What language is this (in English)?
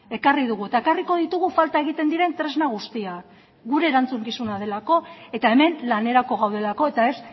Basque